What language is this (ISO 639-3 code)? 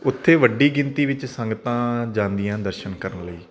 pan